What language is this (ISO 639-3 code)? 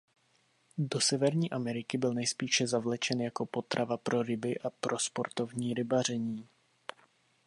ces